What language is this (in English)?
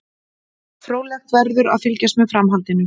Icelandic